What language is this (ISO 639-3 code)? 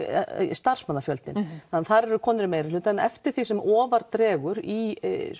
isl